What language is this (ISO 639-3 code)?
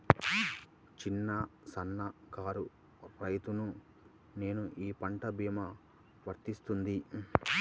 tel